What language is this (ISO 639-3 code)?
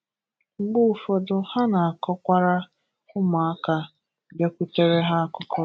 ibo